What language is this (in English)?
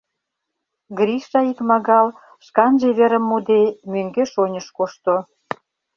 Mari